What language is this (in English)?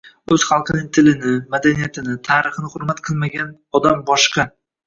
Uzbek